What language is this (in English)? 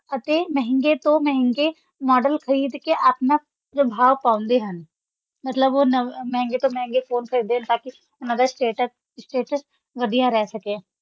Punjabi